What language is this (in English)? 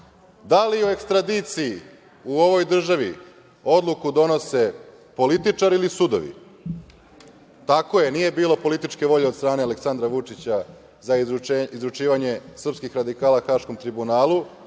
Serbian